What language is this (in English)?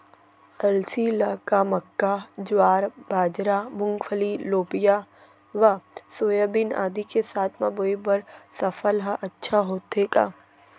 Chhattisgarhi